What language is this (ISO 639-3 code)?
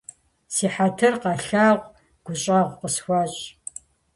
kbd